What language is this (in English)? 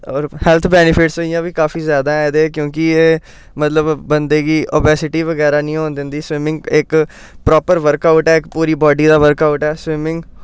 Dogri